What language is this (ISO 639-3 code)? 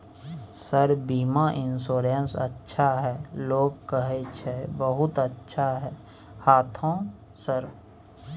mai